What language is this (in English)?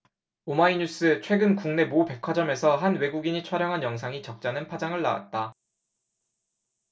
Korean